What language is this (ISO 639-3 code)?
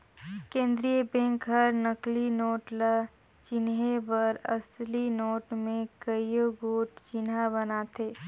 hne